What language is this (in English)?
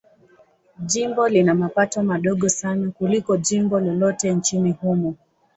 Swahili